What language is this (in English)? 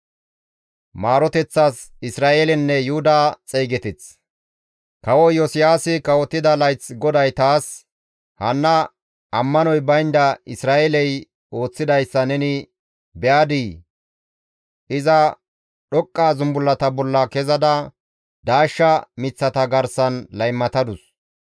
Gamo